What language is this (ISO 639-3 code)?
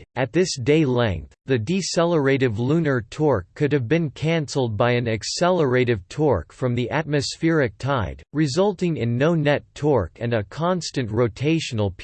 eng